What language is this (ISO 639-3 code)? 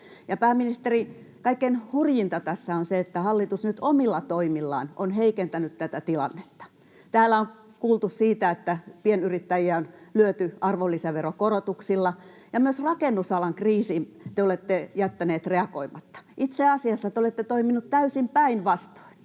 fin